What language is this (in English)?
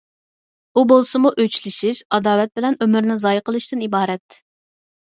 Uyghur